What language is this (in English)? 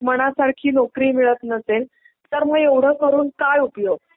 Marathi